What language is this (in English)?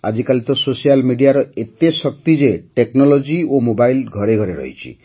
Odia